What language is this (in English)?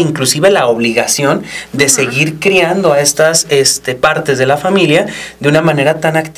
Spanish